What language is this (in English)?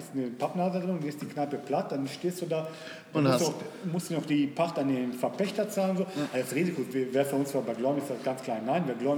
German